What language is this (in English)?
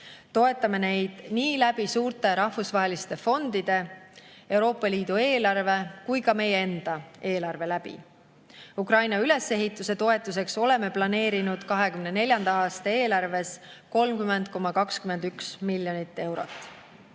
Estonian